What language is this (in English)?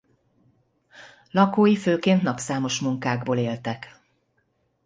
Hungarian